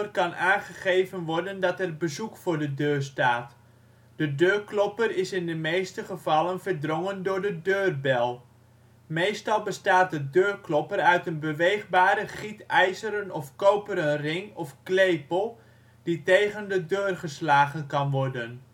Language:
Dutch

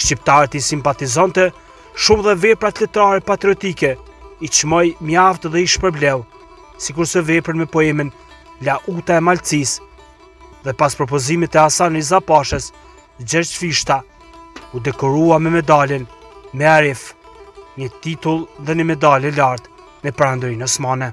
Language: Romanian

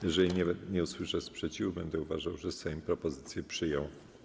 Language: Polish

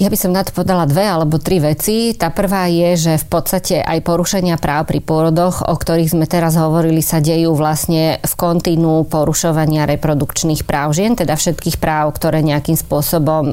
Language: Slovak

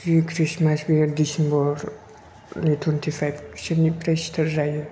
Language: Bodo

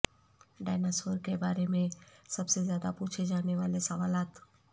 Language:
Urdu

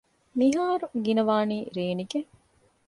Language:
Divehi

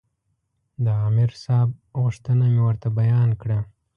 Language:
Pashto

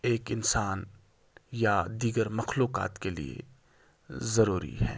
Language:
Urdu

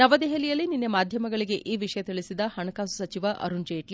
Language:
Kannada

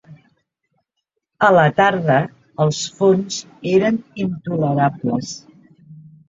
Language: Catalan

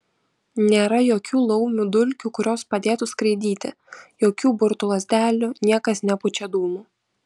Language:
Lithuanian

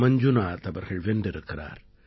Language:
Tamil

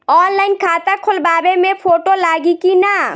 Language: Bhojpuri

